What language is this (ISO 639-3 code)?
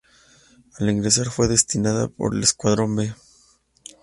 spa